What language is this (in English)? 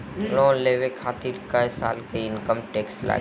Bhojpuri